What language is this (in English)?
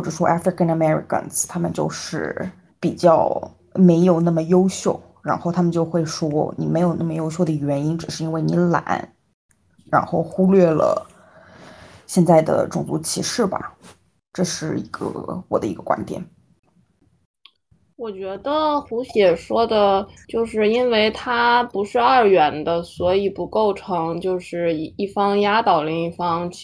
Chinese